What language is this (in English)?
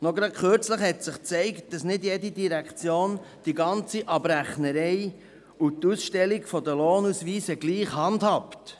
Swiss German